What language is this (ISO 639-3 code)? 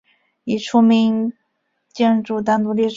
zho